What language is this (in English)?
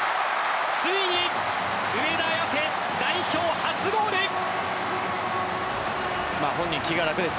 Japanese